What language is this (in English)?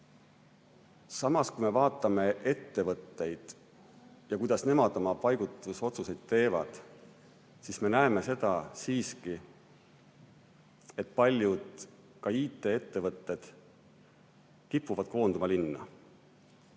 Estonian